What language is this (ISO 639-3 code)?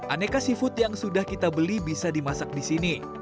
ind